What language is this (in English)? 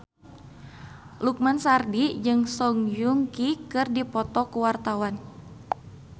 Sundanese